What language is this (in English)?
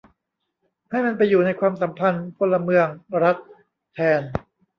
Thai